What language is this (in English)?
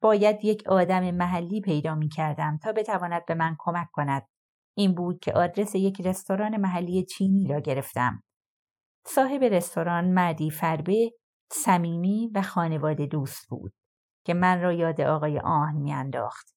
Persian